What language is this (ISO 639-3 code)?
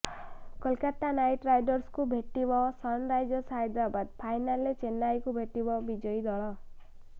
ori